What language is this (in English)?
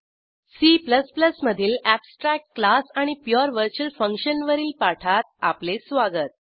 Marathi